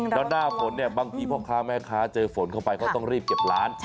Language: Thai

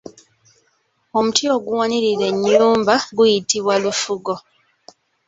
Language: Ganda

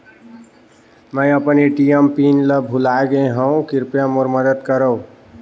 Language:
Chhattisgarhi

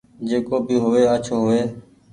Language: Goaria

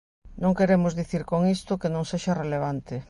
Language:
Galician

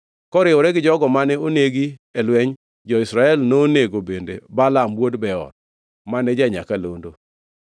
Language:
Luo (Kenya and Tanzania)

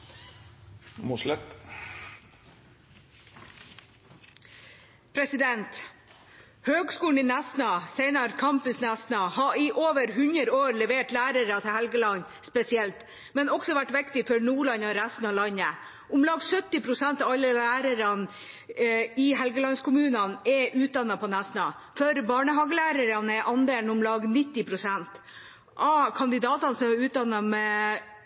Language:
Norwegian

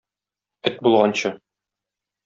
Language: Tatar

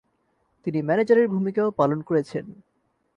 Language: Bangla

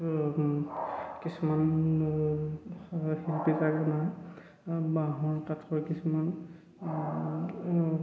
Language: Assamese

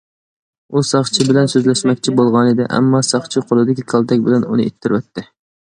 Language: Uyghur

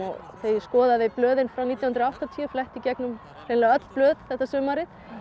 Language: Icelandic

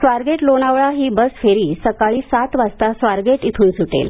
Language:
Marathi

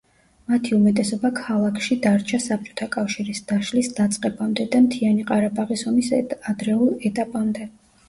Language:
Georgian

